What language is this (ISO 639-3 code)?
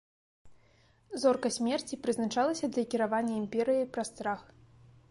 bel